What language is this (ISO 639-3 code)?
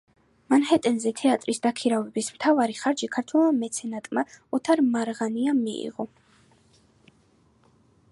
kat